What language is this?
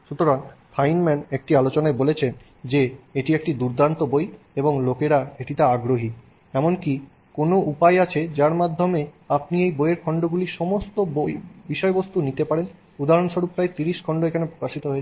Bangla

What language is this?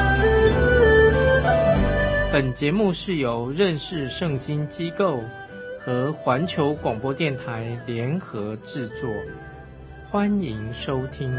Chinese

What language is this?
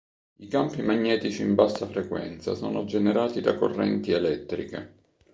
Italian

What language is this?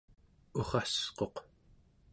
Central Yupik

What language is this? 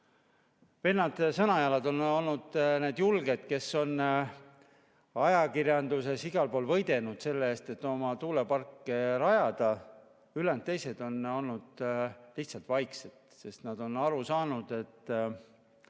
Estonian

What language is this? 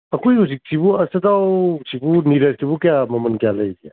Manipuri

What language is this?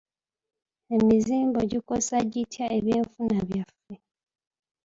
Ganda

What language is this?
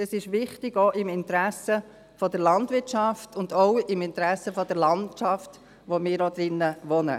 Swiss German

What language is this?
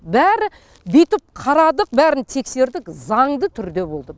Kazakh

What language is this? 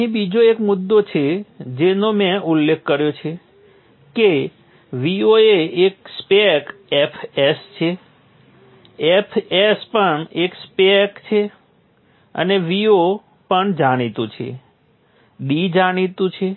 Gujarati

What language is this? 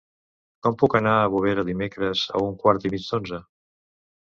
Catalan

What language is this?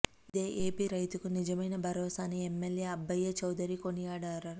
Telugu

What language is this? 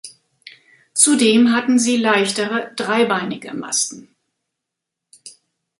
German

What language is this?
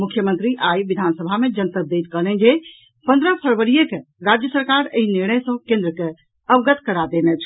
Maithili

